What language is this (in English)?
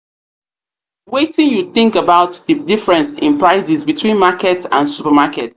Nigerian Pidgin